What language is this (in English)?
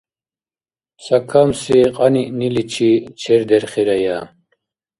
Dargwa